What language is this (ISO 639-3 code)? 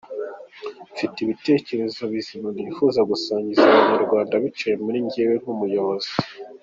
kin